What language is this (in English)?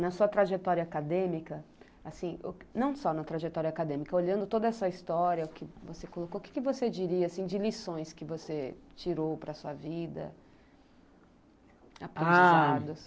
Portuguese